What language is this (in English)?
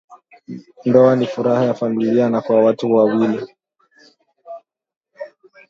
Swahili